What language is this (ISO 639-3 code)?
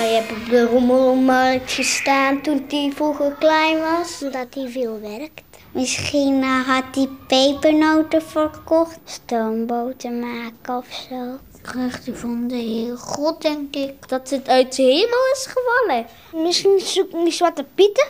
nld